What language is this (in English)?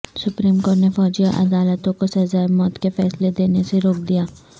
Urdu